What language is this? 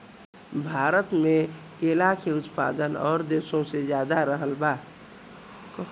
Bhojpuri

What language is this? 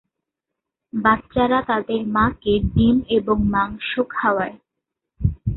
Bangla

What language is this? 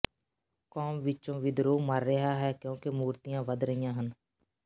Punjabi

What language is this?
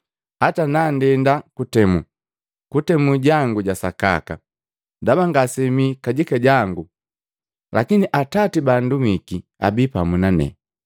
Matengo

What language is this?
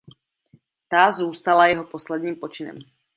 Czech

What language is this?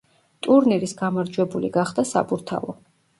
Georgian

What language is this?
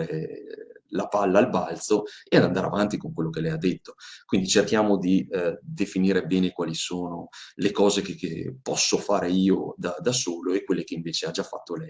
Italian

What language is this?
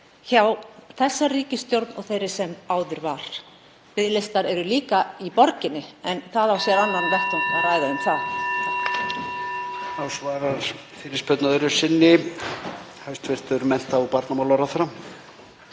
Icelandic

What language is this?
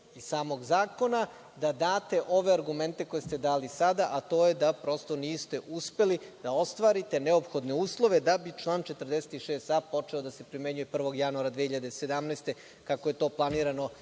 Serbian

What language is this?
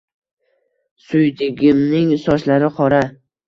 Uzbek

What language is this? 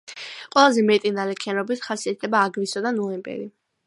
Georgian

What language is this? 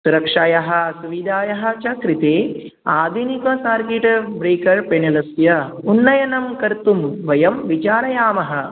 Sanskrit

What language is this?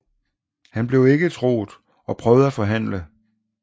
Danish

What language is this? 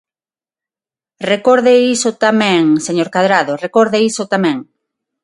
Galician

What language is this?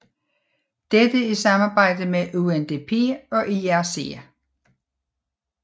Danish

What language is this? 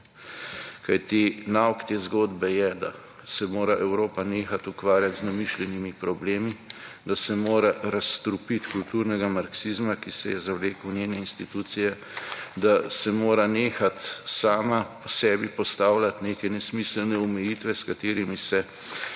Slovenian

